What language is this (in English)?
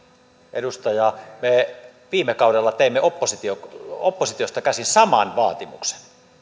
Finnish